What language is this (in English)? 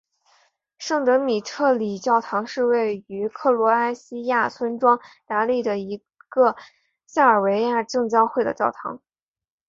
Chinese